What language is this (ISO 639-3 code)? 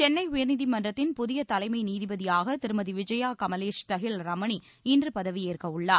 tam